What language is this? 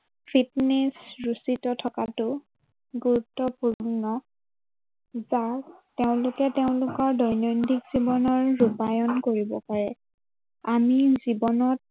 Assamese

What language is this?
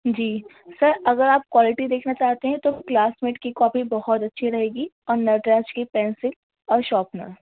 Urdu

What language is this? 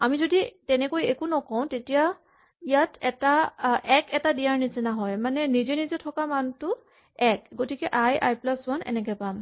Assamese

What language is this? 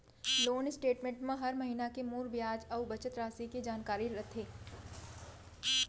Chhattisgarhi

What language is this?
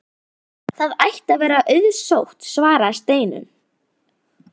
Icelandic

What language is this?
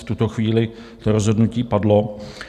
Czech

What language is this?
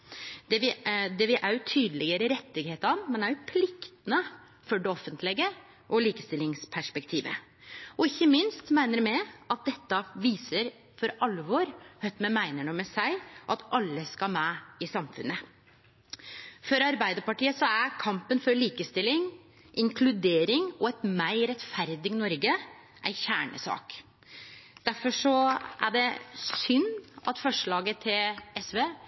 Norwegian Nynorsk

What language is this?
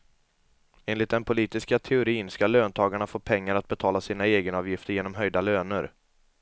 Swedish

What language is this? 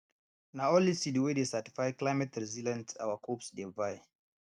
Nigerian Pidgin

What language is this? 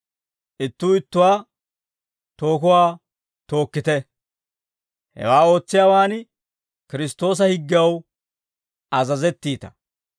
Dawro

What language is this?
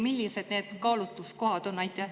Estonian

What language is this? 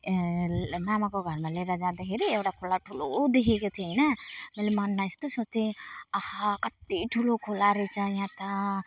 Nepali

